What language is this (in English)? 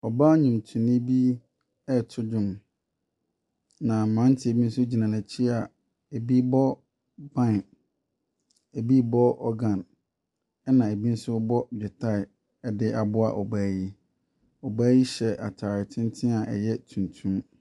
Akan